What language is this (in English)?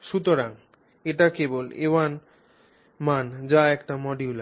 Bangla